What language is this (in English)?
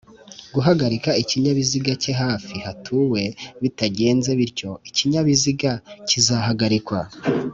Kinyarwanda